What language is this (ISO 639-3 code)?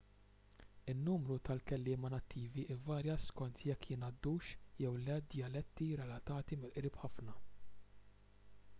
mlt